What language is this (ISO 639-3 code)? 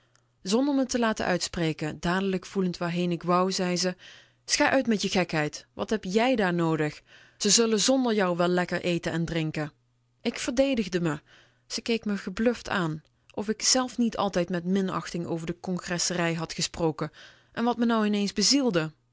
nld